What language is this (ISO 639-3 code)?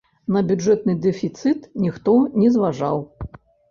bel